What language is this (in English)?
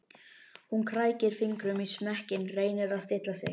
Icelandic